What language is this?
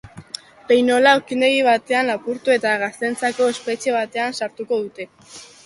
Basque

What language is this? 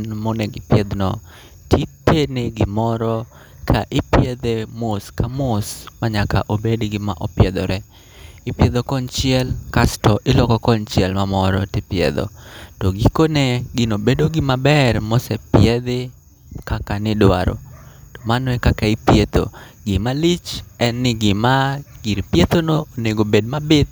Luo (Kenya and Tanzania)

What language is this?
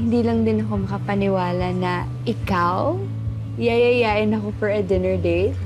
Filipino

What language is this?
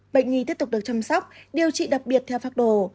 Vietnamese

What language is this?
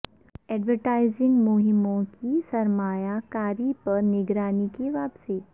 Urdu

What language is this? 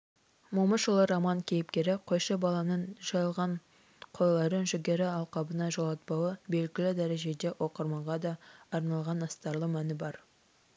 Kazakh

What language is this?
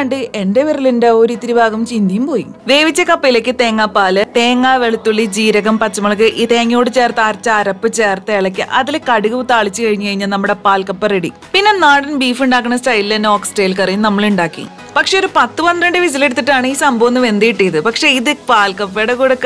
Romanian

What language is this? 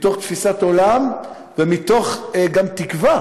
Hebrew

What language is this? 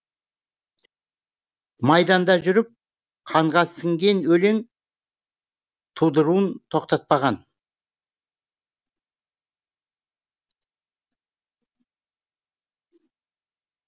Kazakh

